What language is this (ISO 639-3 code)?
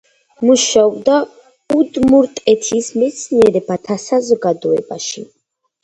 kat